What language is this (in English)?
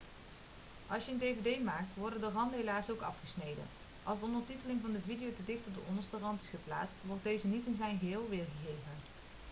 Dutch